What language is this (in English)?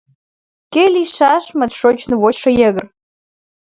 Mari